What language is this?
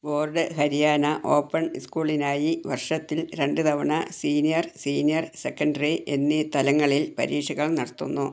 Malayalam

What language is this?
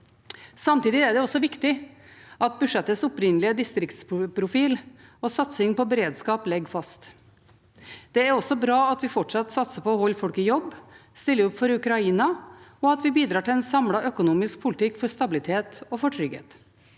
Norwegian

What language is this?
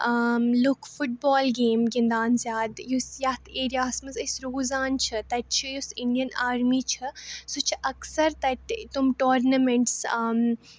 Kashmiri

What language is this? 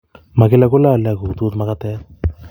Kalenjin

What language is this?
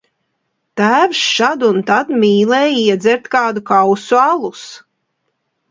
Latvian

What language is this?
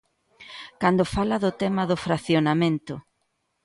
Galician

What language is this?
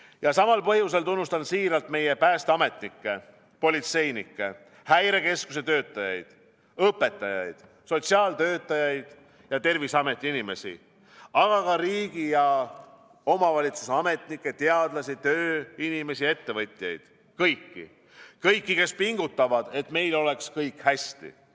Estonian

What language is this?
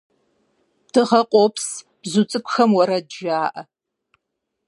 Kabardian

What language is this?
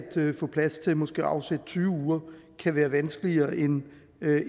Danish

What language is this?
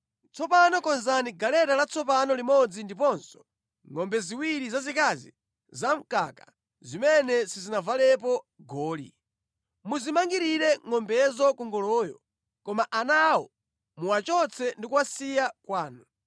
Nyanja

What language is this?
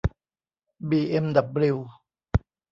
Thai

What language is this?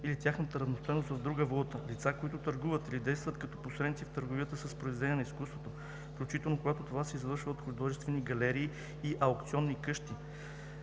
Bulgarian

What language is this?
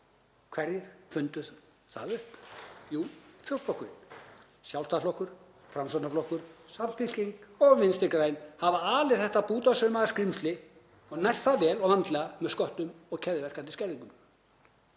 Icelandic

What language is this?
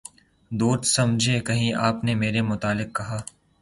Urdu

